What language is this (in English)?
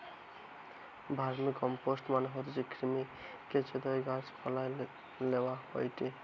Bangla